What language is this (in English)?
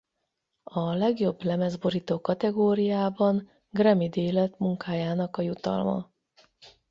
Hungarian